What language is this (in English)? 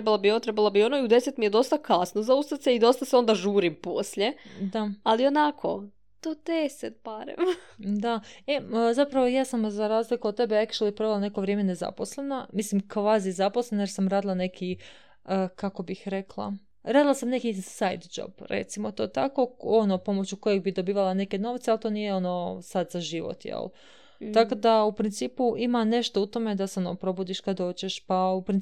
Croatian